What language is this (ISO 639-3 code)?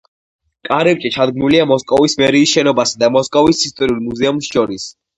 kat